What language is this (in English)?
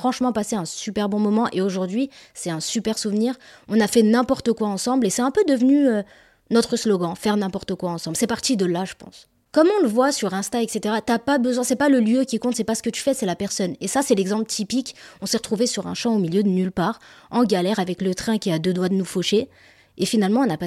French